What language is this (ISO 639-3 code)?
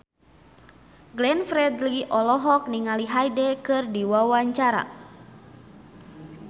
sun